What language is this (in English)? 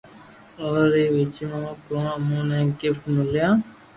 Loarki